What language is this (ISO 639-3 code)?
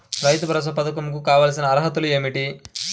tel